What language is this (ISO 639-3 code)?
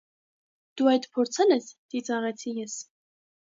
hye